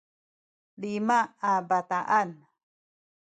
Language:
Sakizaya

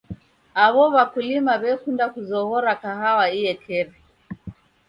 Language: Taita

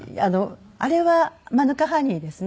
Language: Japanese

